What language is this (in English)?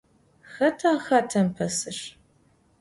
Adyghe